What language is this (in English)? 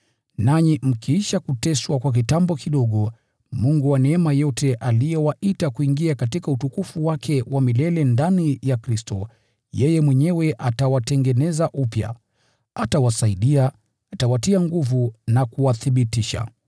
Swahili